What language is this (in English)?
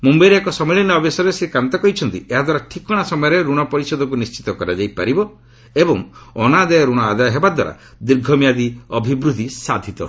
Odia